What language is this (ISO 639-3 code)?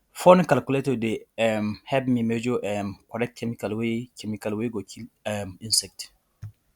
pcm